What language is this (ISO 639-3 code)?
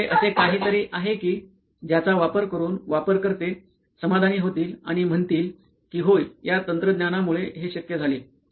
mar